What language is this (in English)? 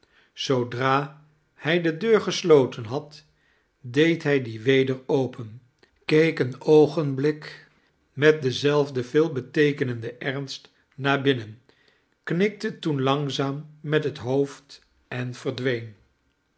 Dutch